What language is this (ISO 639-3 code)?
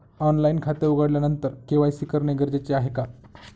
mar